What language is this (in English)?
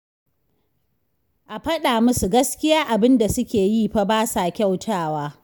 Hausa